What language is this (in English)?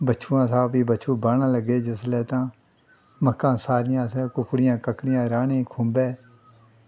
Dogri